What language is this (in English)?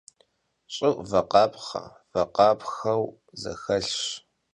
Kabardian